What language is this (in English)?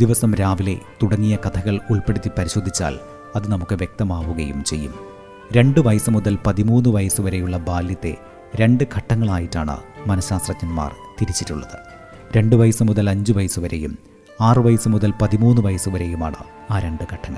Malayalam